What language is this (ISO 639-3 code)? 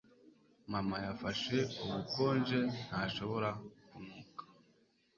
kin